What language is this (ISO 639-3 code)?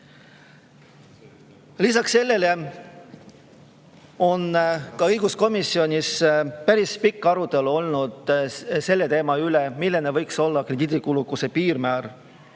est